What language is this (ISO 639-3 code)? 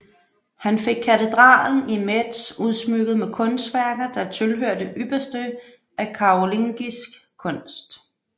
dan